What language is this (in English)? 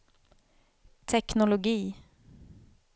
Swedish